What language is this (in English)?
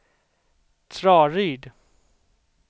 Swedish